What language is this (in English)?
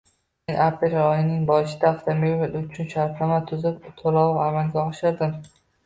Uzbek